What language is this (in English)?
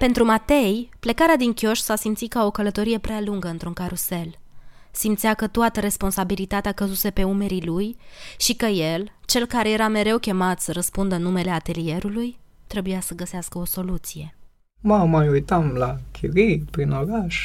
Romanian